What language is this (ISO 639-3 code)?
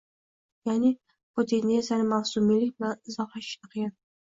uzb